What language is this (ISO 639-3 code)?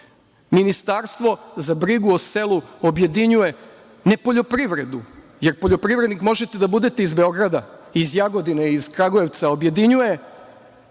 srp